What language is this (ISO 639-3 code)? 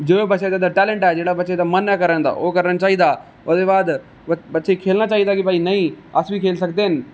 doi